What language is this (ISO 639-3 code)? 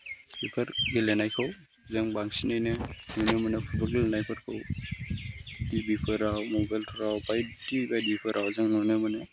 brx